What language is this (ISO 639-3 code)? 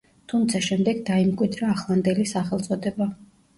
kat